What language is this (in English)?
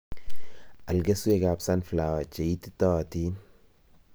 Kalenjin